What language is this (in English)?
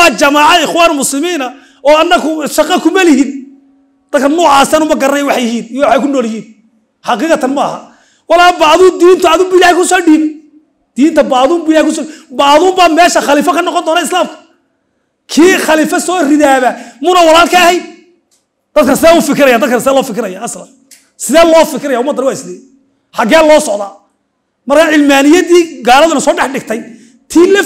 Arabic